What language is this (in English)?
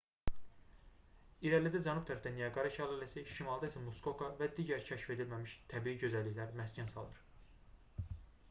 Azerbaijani